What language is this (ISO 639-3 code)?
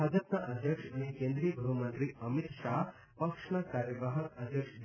guj